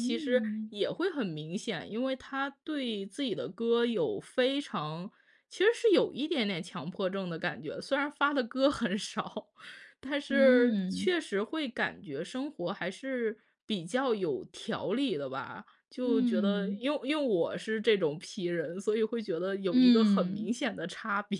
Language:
Chinese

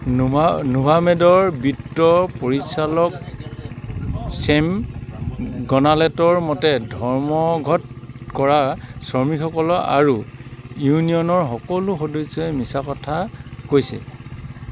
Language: Assamese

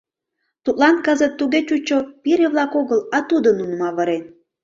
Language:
Mari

